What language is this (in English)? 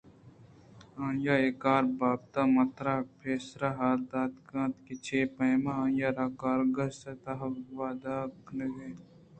Eastern Balochi